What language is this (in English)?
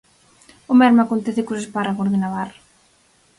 Galician